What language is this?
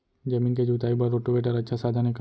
Chhattisgarhi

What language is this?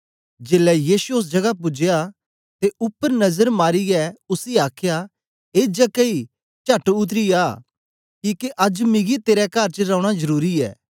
Dogri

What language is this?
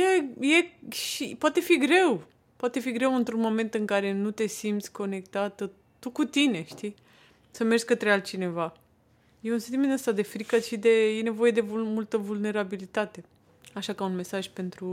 Romanian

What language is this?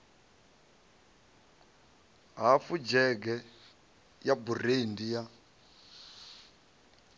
Venda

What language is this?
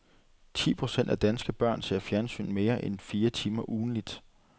Danish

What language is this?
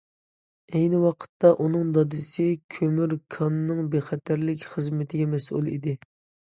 Uyghur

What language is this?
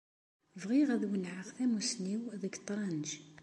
Kabyle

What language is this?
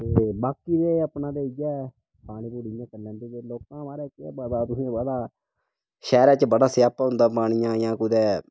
Dogri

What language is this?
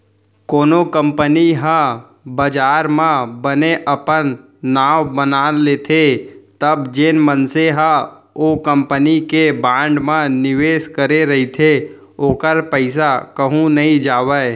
Chhattisgarhi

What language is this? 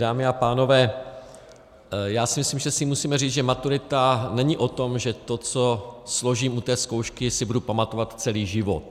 Czech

